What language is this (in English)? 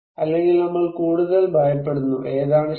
Malayalam